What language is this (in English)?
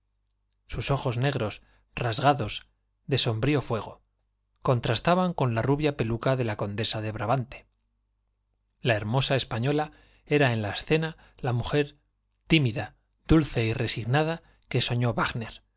Spanish